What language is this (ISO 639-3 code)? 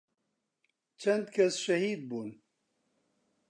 ckb